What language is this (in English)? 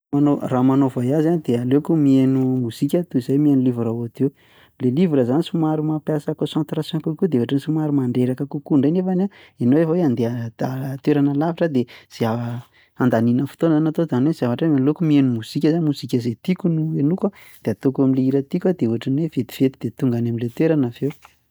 Malagasy